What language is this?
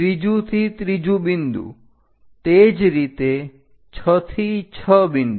Gujarati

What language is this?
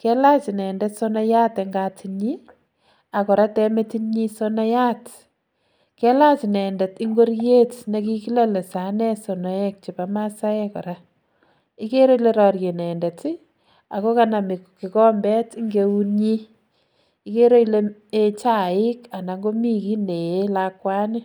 Kalenjin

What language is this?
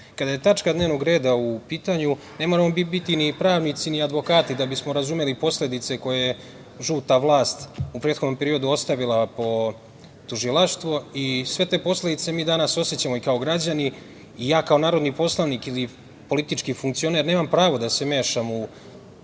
Serbian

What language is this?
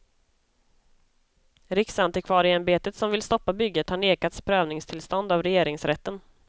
Swedish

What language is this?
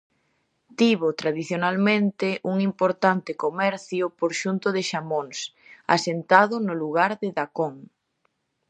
Galician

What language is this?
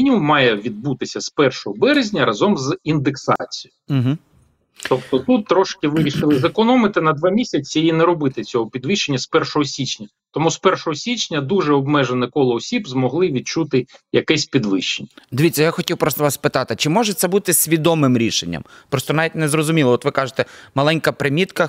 Ukrainian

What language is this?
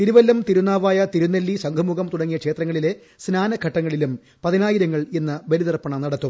Malayalam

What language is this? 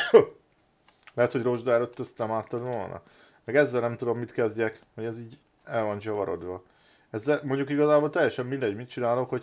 Hungarian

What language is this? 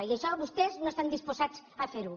Catalan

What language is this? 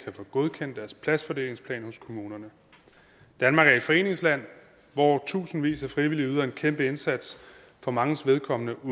Danish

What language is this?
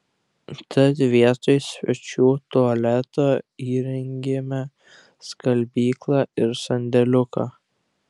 Lithuanian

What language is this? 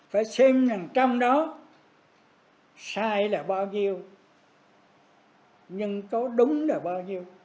Vietnamese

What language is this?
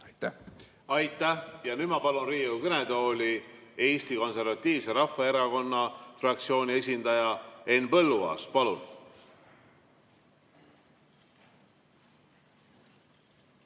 Estonian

